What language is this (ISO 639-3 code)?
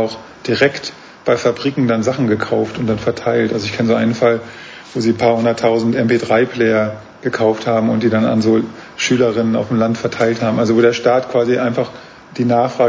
deu